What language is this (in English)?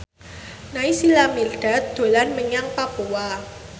Javanese